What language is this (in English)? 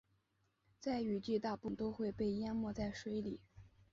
Chinese